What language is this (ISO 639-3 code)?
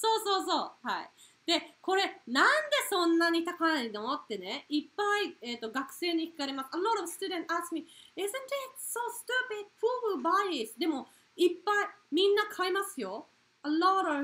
jpn